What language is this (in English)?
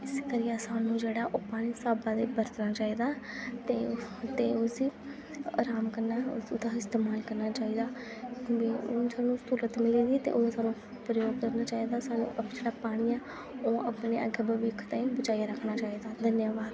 Dogri